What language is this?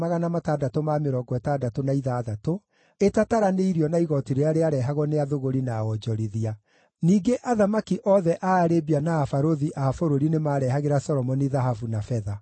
Kikuyu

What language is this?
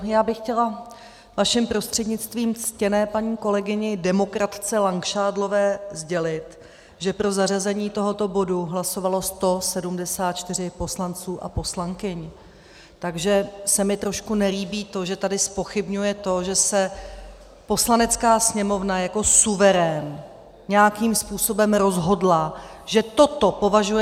Czech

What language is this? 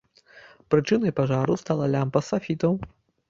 Belarusian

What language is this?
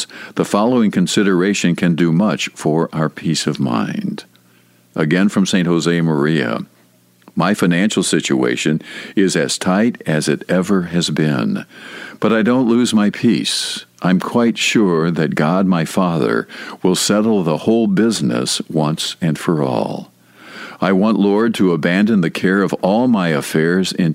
English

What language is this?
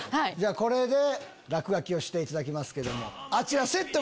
Japanese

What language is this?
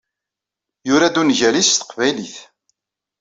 Kabyle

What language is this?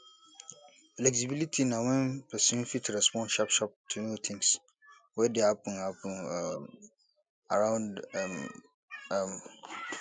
Nigerian Pidgin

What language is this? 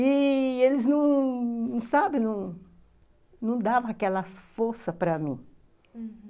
Portuguese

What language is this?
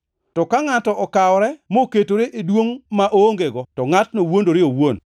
Luo (Kenya and Tanzania)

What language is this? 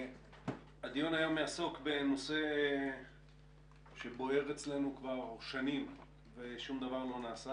Hebrew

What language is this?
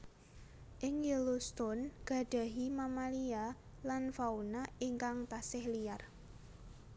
Javanese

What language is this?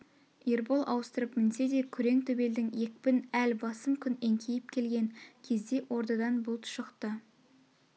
Kazakh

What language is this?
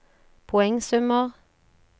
Norwegian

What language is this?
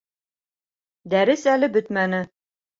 Bashkir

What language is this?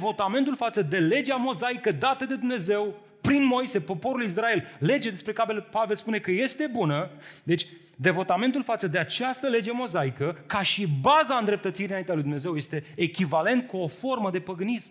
Romanian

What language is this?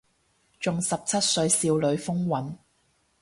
Cantonese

